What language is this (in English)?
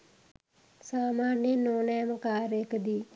Sinhala